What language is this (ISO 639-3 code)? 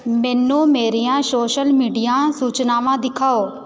pan